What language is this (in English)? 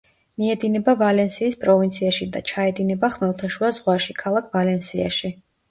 Georgian